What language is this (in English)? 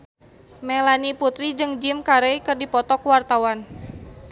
Sundanese